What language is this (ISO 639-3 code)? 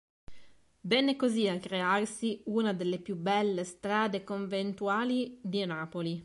ita